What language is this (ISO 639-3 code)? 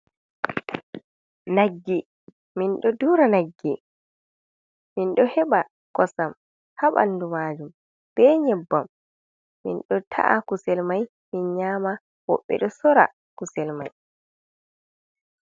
ful